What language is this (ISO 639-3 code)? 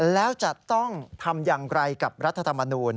tha